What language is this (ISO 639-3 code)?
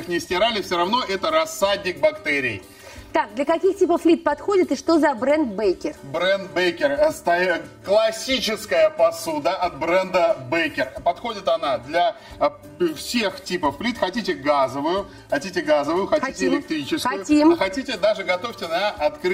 rus